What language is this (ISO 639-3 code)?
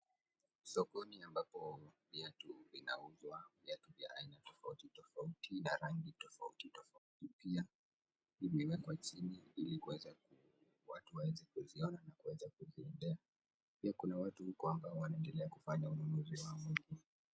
swa